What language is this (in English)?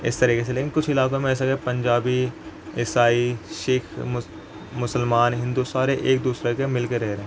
Urdu